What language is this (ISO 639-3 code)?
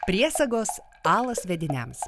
lit